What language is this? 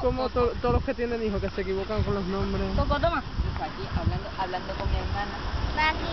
Spanish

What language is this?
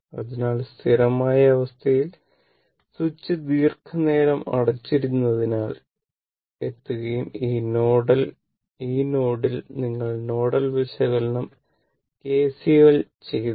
Malayalam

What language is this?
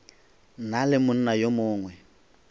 Northern Sotho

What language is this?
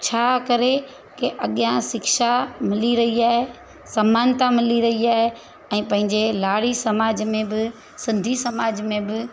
Sindhi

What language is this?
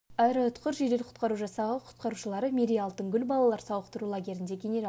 Kazakh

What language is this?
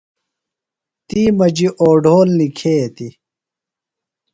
Phalura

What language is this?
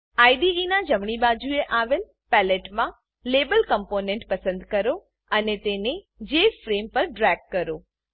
Gujarati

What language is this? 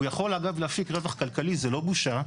Hebrew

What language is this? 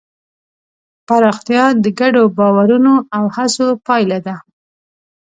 Pashto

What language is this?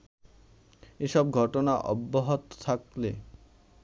Bangla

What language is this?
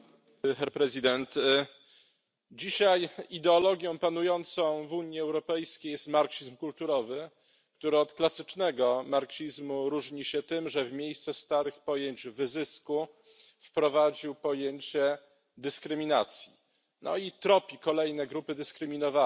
Polish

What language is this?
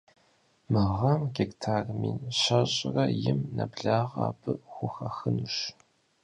Kabardian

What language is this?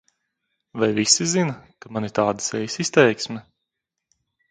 Latvian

